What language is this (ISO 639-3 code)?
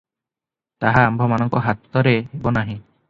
ori